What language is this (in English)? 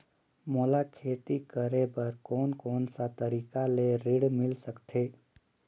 Chhattisgarhi